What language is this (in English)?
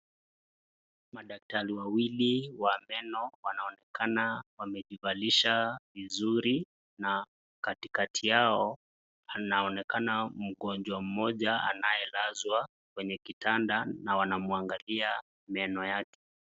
Swahili